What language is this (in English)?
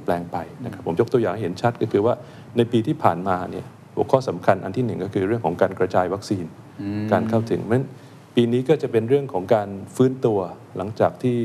Thai